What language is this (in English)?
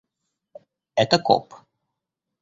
Russian